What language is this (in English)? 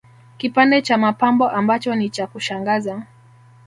Swahili